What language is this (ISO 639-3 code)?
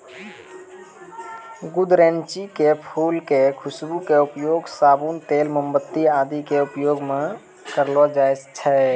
mai